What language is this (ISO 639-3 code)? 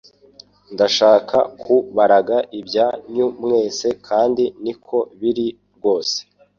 kin